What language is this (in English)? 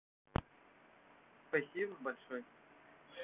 Russian